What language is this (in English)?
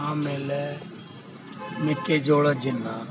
Kannada